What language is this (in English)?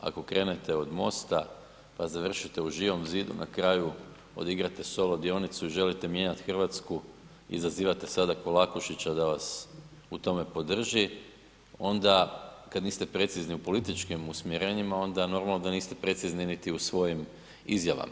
Croatian